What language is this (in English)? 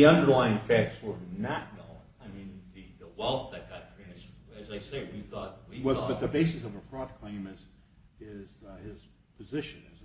English